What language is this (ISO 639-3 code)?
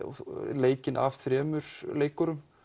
isl